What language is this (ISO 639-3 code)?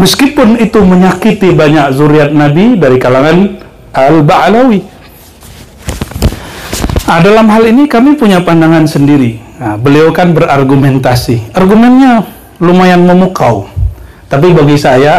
ind